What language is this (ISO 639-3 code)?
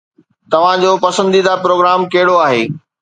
snd